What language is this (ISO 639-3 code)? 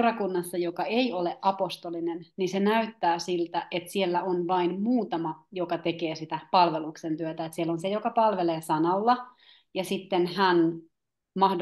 fin